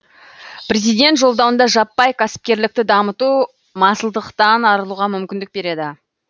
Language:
Kazakh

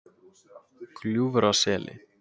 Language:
Icelandic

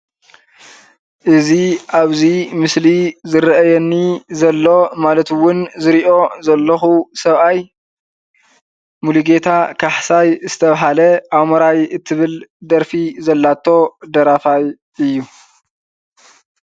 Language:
Tigrinya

